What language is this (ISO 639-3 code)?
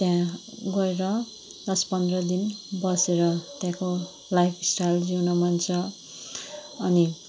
nep